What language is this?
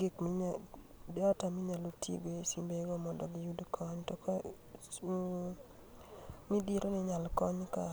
Luo (Kenya and Tanzania)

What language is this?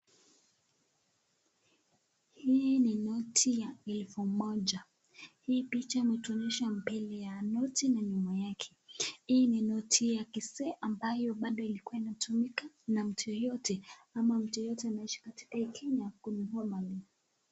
Swahili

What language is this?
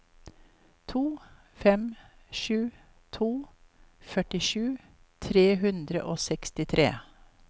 Norwegian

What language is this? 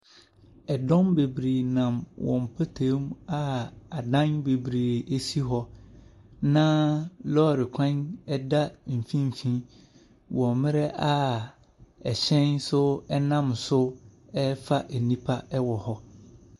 Akan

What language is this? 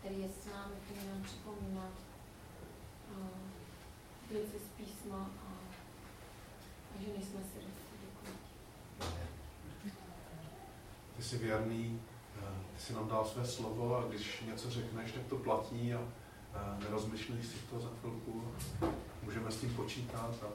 Czech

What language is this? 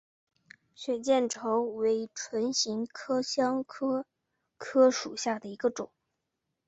Chinese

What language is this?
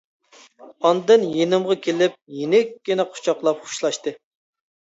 Uyghur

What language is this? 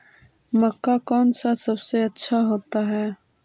Magahi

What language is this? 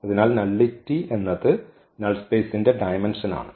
Malayalam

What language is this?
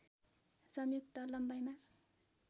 Nepali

